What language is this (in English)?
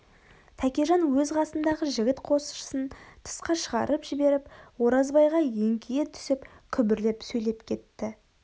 Kazakh